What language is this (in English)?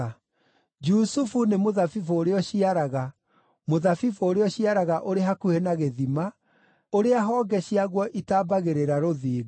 Kikuyu